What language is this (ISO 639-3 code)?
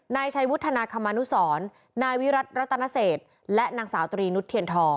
tha